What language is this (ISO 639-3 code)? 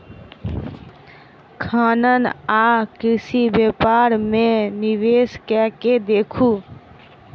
mai